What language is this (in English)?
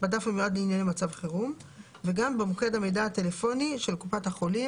Hebrew